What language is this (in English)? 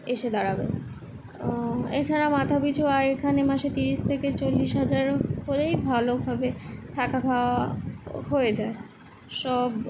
Bangla